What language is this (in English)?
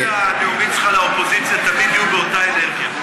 Hebrew